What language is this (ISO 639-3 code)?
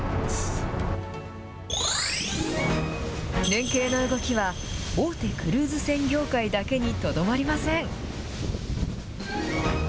jpn